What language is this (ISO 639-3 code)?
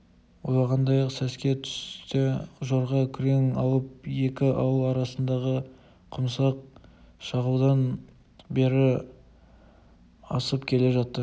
kaz